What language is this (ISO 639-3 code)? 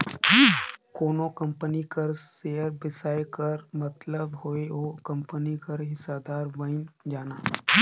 hne